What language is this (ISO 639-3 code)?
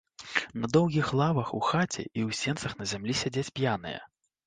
bel